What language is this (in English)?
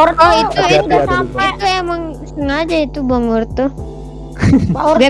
Indonesian